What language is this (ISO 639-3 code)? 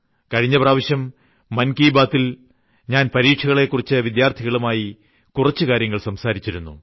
mal